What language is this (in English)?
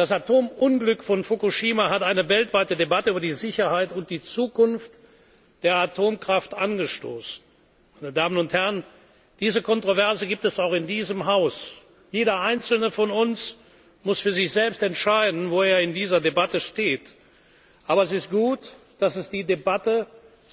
German